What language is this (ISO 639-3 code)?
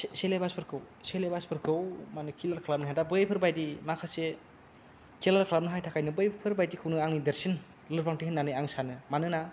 brx